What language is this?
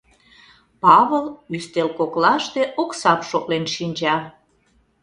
Mari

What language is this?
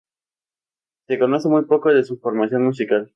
Spanish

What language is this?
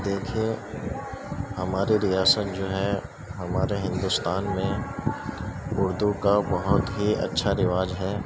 Urdu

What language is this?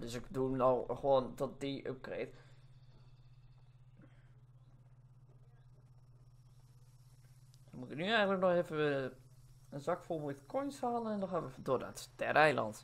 Dutch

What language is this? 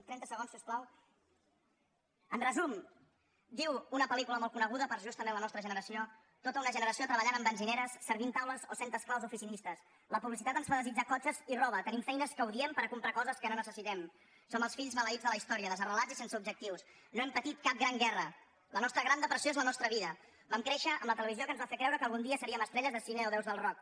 Catalan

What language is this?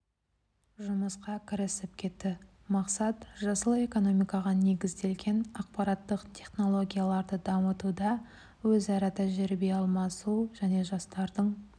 Kazakh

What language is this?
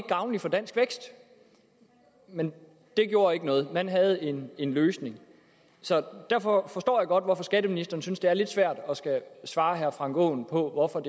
Danish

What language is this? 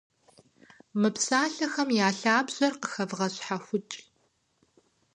Kabardian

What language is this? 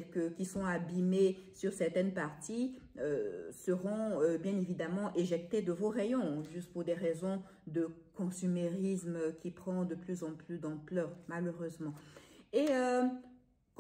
French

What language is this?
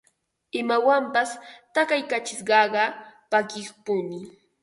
Ambo-Pasco Quechua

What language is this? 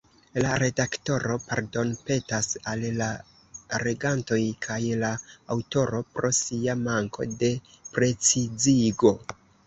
Esperanto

